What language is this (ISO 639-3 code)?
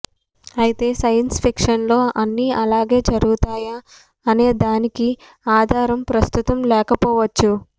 tel